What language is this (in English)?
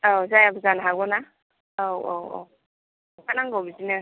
Bodo